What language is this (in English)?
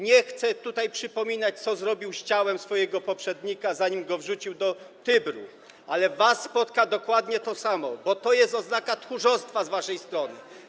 Polish